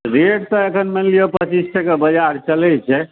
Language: Maithili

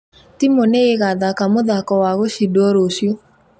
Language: Kikuyu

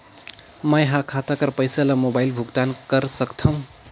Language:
Chhattisgarhi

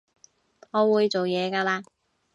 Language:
Cantonese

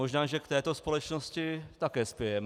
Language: Czech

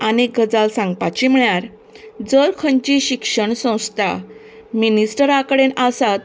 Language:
Konkani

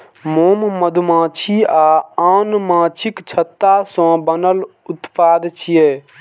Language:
Maithili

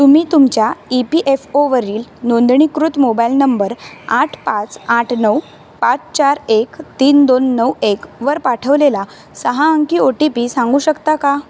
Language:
Marathi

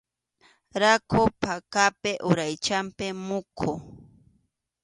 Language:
Arequipa-La Unión Quechua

